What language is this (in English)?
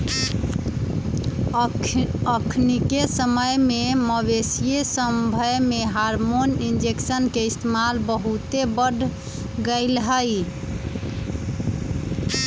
Magahi